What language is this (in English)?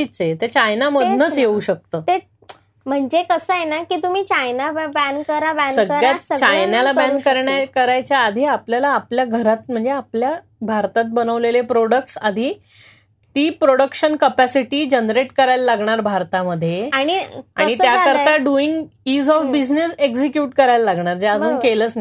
Marathi